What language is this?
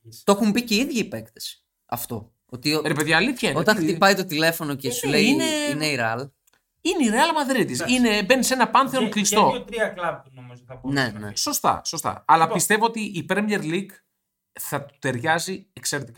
Greek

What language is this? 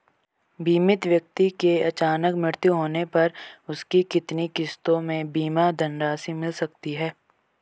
Hindi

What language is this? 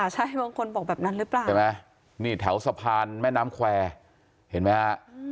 Thai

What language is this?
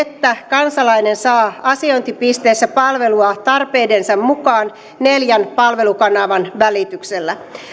Finnish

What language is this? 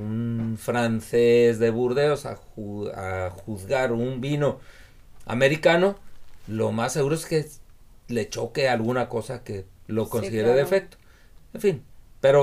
Spanish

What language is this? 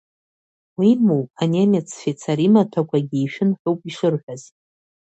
Abkhazian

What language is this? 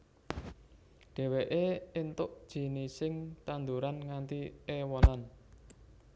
Javanese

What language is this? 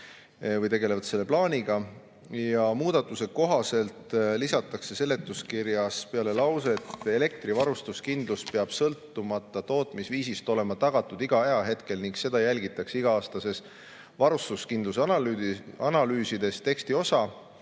Estonian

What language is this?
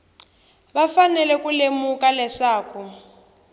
Tsonga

